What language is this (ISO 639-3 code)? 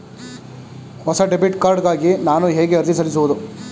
kan